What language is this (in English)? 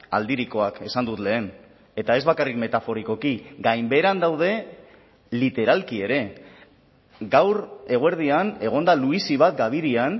Basque